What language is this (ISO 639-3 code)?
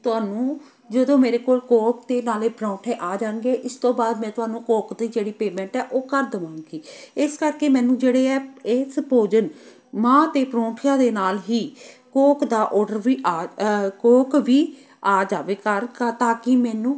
pan